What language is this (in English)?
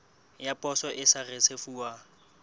Southern Sotho